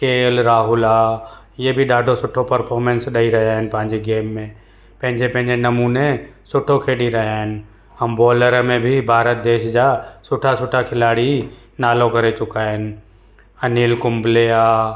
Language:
Sindhi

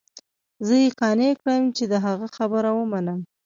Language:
Pashto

